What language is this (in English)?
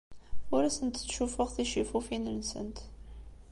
Kabyle